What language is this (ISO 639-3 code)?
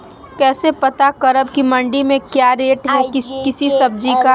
mag